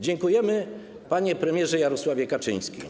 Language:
Polish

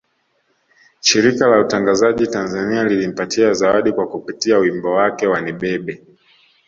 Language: Swahili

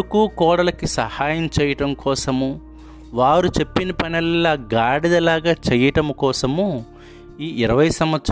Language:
Telugu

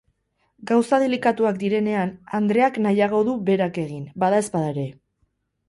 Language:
Basque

